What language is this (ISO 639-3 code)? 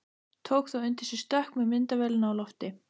isl